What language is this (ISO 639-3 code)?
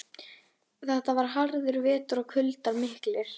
isl